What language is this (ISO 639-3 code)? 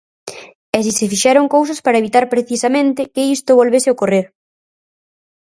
glg